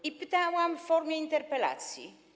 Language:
Polish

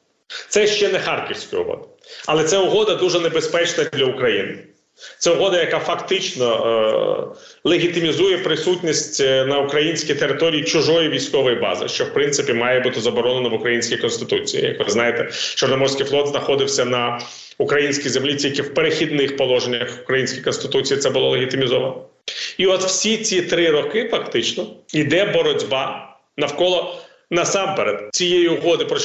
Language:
Ukrainian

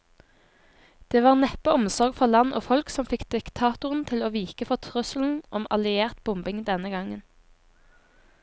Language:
Norwegian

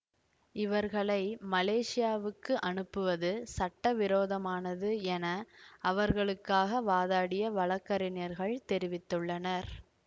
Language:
Tamil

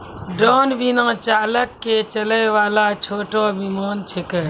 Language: Maithili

